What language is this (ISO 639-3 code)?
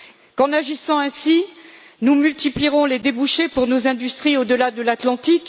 fra